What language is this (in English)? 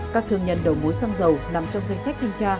Vietnamese